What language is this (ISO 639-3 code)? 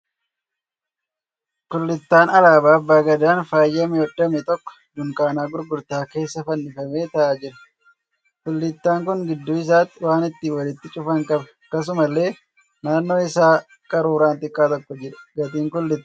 orm